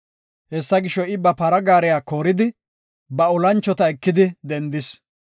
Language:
Gofa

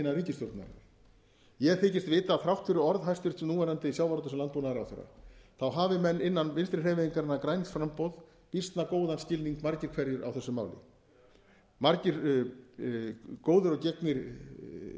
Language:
Icelandic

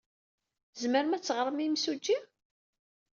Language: Kabyle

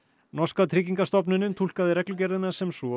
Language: Icelandic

